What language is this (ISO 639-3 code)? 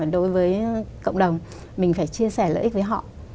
vie